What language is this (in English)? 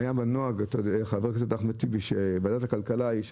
Hebrew